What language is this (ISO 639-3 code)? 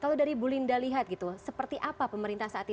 ind